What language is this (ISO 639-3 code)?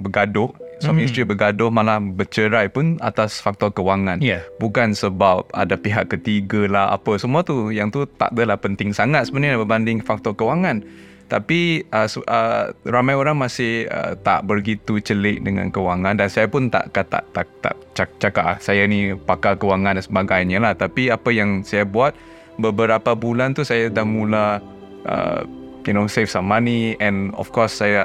msa